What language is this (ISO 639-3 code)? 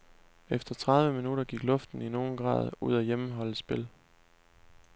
dan